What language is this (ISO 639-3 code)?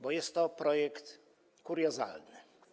pol